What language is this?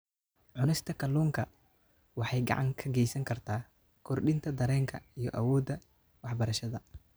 Somali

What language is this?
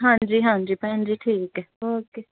Punjabi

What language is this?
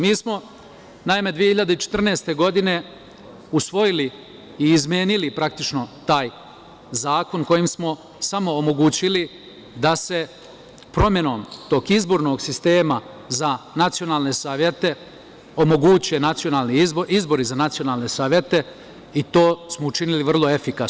Serbian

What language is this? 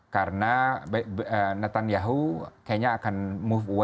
Indonesian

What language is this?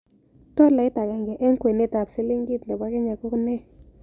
Kalenjin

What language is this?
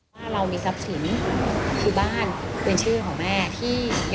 Thai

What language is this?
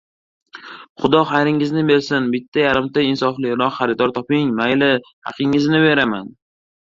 Uzbek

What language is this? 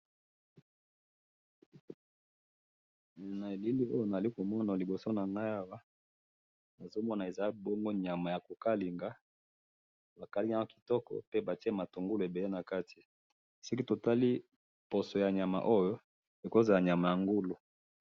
Lingala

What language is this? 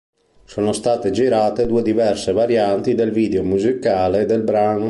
Italian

